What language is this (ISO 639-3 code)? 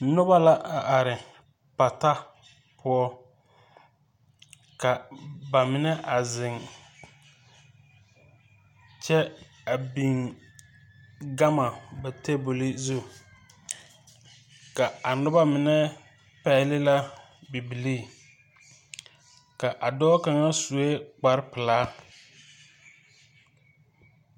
dga